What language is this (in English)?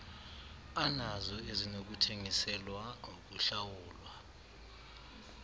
Xhosa